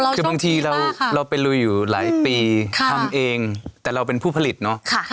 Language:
Thai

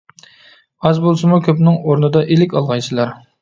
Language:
Uyghur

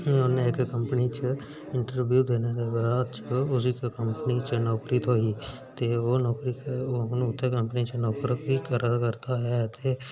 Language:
Dogri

